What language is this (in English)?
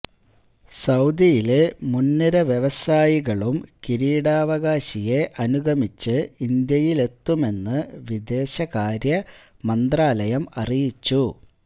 Malayalam